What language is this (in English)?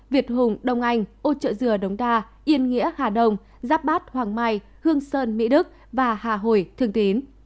Vietnamese